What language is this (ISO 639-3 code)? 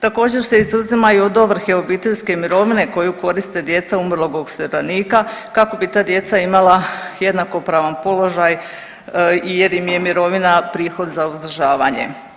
hrv